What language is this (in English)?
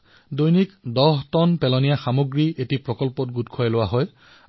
Assamese